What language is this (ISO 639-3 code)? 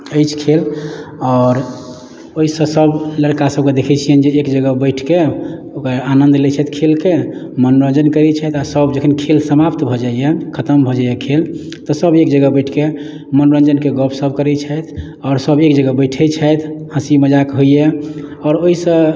mai